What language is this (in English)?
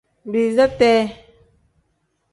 Tem